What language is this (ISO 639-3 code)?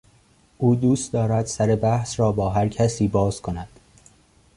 fas